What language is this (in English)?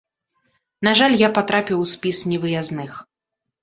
Belarusian